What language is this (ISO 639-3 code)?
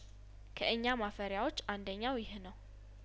amh